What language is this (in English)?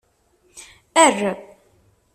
Kabyle